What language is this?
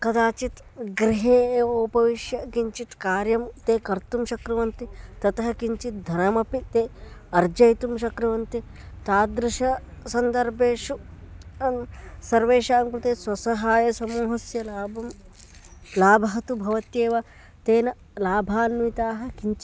Sanskrit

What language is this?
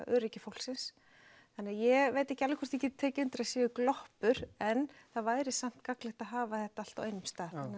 Icelandic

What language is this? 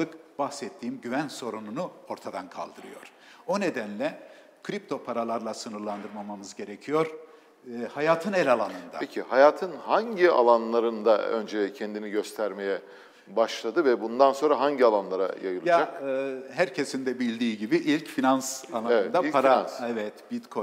Turkish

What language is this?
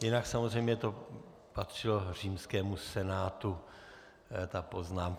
Czech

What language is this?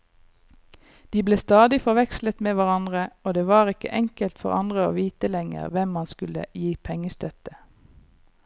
Norwegian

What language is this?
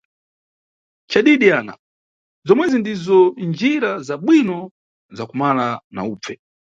Nyungwe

